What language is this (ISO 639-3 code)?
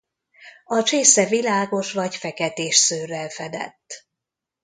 hun